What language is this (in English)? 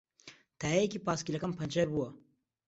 Central Kurdish